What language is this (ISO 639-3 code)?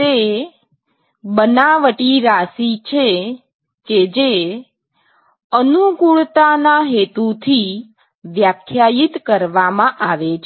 guj